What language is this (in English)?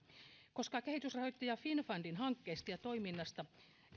Finnish